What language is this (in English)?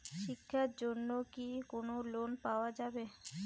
Bangla